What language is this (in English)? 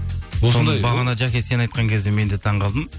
Kazakh